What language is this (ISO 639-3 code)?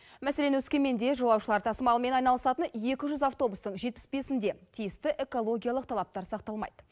kaz